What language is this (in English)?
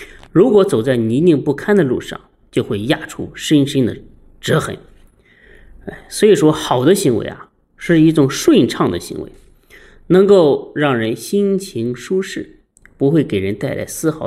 Chinese